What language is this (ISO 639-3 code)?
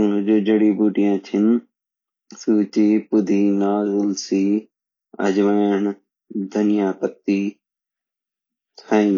gbm